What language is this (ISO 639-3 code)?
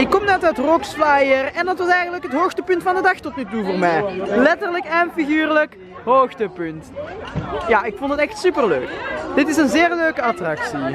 nld